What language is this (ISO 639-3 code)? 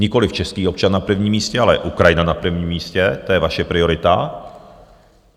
ces